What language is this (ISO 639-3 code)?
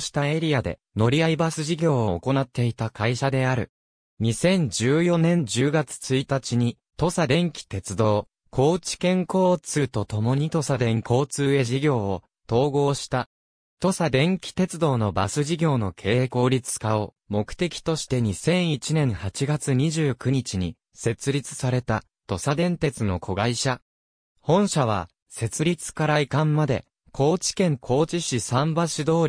jpn